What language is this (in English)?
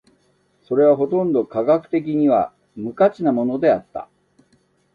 Japanese